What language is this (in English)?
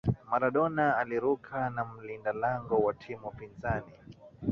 Swahili